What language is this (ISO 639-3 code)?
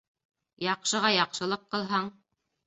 bak